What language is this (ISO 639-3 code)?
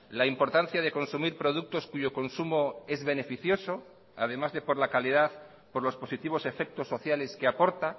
spa